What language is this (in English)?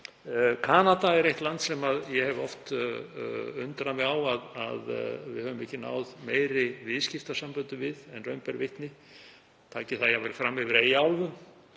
Icelandic